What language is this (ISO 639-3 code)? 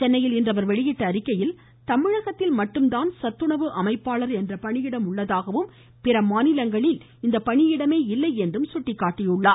tam